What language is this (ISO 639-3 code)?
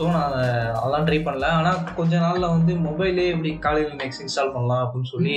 tam